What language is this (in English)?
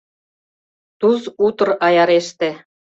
Mari